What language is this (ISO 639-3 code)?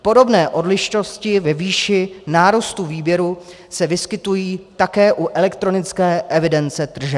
ces